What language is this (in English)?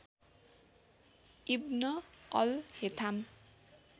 Nepali